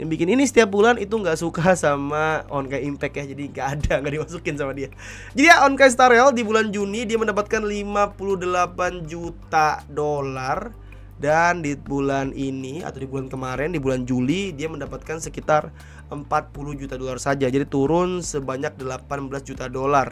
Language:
Indonesian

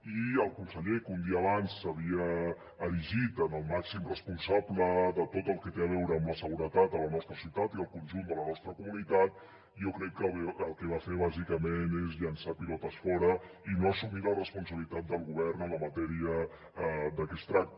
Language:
Catalan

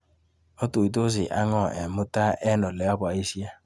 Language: Kalenjin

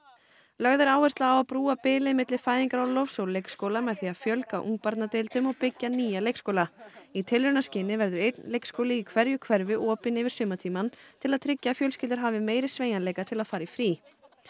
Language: Icelandic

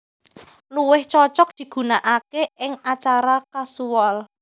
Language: Javanese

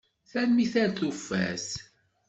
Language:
Kabyle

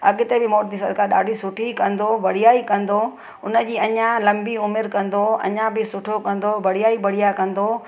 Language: Sindhi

